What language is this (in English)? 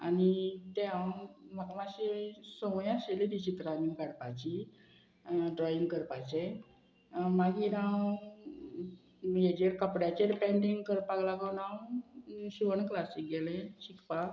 Konkani